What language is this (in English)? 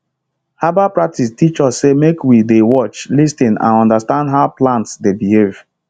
Nigerian Pidgin